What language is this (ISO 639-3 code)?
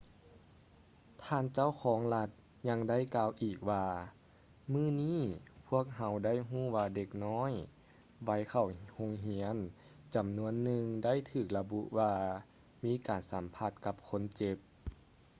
lao